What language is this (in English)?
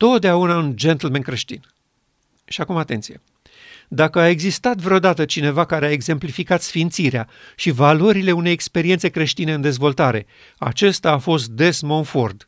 Romanian